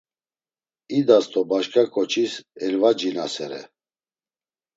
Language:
Laz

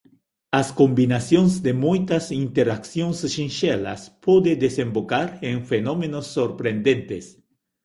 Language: Galician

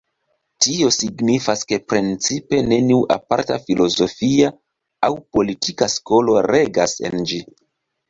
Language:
Esperanto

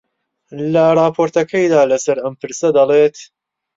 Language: Central Kurdish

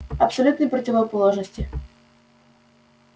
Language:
Russian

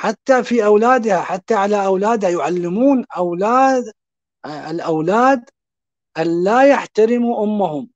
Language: Arabic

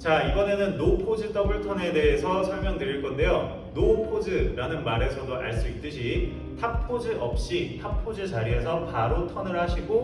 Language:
Korean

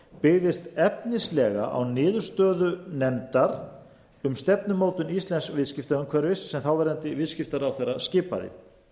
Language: Icelandic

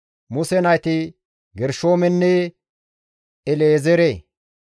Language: Gamo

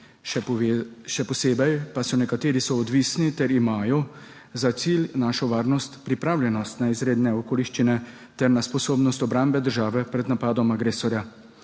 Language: Slovenian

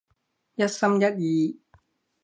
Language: Cantonese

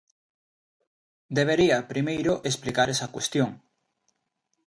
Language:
Galician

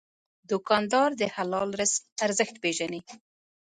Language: Pashto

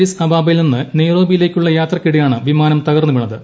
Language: Malayalam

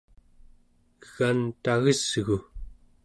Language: Central Yupik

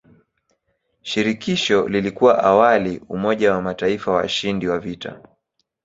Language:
Swahili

